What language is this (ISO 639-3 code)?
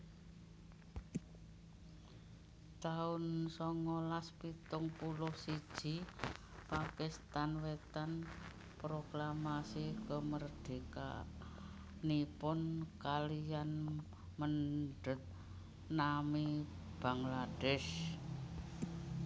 jav